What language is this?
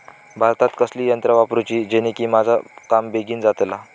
Marathi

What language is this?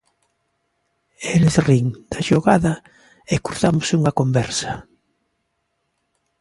Galician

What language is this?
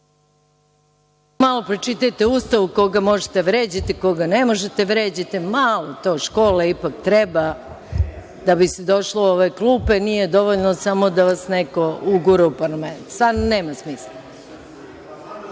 Serbian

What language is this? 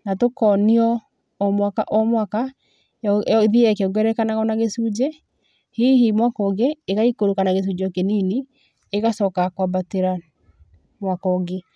Kikuyu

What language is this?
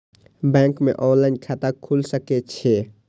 Maithili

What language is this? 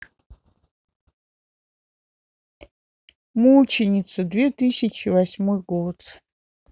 Russian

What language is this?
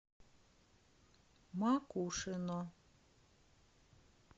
Russian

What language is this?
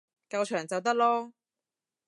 Cantonese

